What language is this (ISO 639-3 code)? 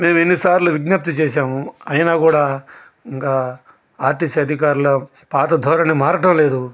tel